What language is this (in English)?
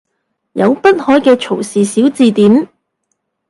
Cantonese